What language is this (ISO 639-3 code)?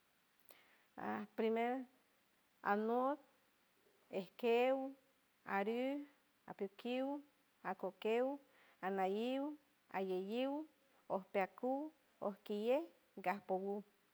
hue